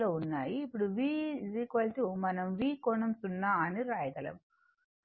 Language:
Telugu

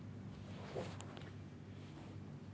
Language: Telugu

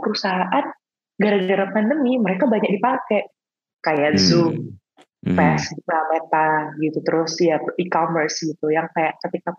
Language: Indonesian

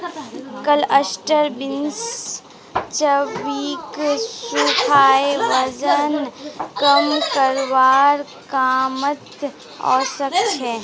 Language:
Magahi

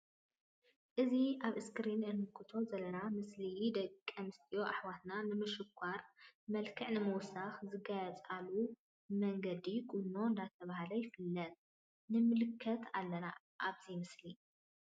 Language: Tigrinya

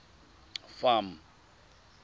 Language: Tswana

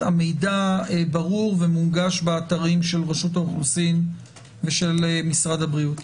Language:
Hebrew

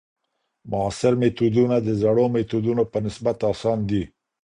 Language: Pashto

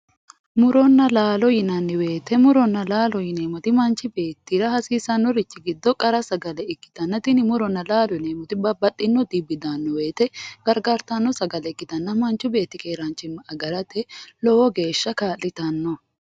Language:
Sidamo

